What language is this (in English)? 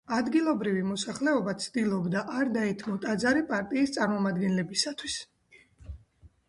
Georgian